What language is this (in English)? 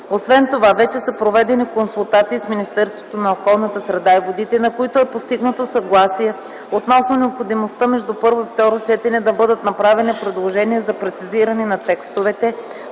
Bulgarian